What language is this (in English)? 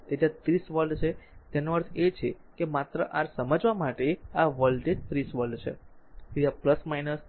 Gujarati